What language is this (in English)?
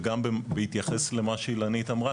Hebrew